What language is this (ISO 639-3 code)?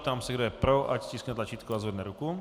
ces